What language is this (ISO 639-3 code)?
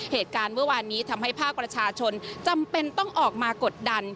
tha